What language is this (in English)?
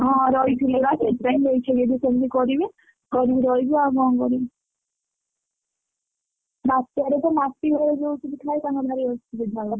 Odia